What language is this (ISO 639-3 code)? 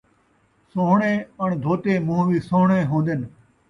skr